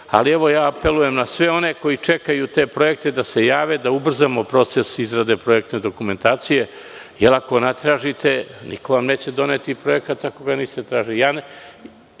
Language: Serbian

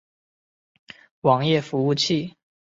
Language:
Chinese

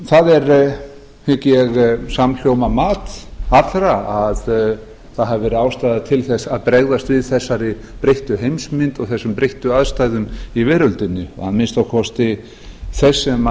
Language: Icelandic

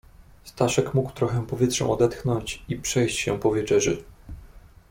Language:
Polish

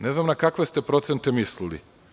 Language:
Serbian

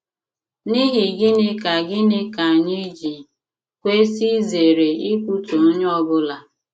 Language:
Igbo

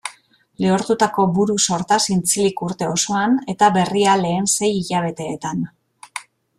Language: Basque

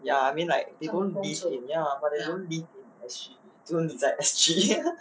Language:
English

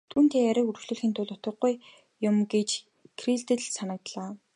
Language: Mongolian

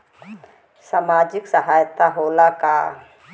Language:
Bhojpuri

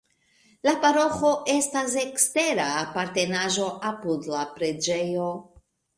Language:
Esperanto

